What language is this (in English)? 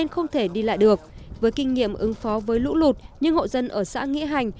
Vietnamese